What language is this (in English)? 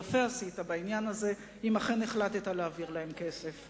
Hebrew